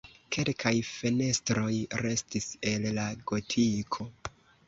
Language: Esperanto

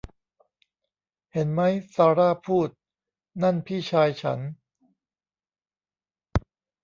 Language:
Thai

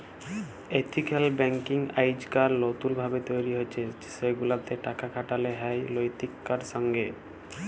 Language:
Bangla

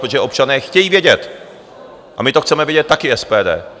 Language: Czech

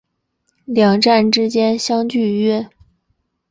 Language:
Chinese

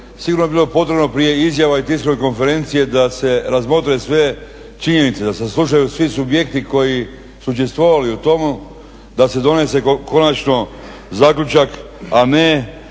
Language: Croatian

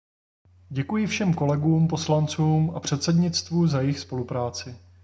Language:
Czech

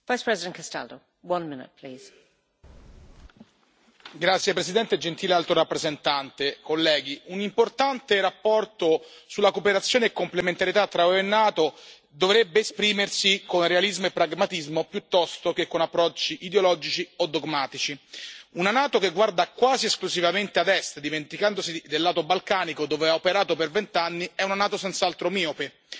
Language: Italian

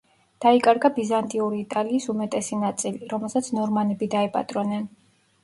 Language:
Georgian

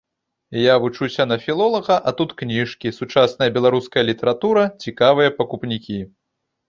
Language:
Belarusian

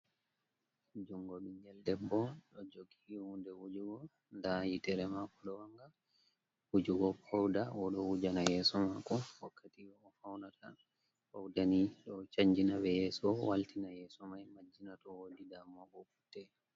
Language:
Fula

